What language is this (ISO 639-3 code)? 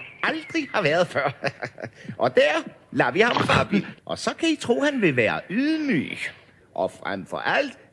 dan